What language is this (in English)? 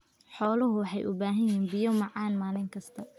Somali